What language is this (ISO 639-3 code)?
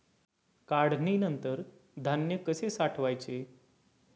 mar